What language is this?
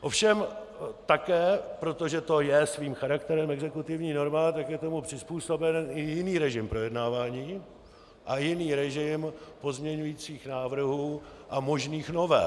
Czech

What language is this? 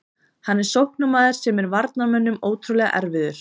Icelandic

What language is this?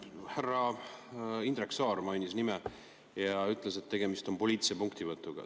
Estonian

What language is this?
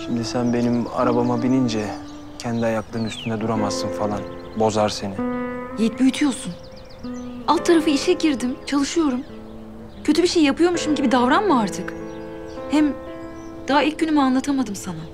Turkish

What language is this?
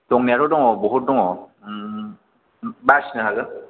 Bodo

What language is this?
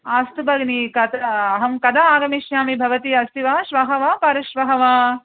Sanskrit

